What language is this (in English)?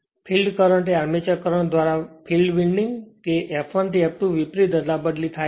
Gujarati